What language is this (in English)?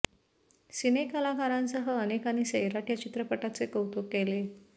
Marathi